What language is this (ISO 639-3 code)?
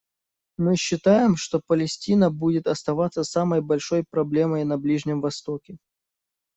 rus